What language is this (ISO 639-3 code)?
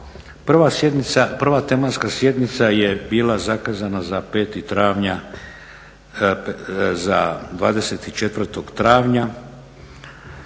hrv